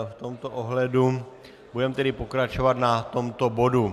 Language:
Czech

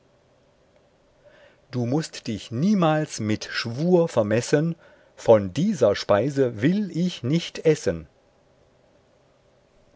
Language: German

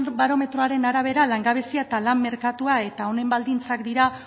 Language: Basque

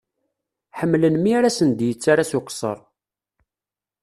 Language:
Kabyle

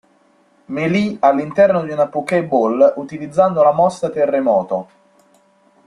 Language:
Italian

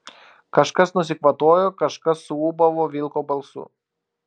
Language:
Lithuanian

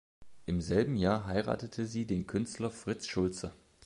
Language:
German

